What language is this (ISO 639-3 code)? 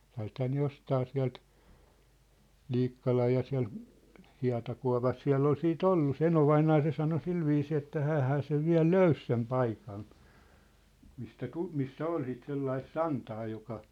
fin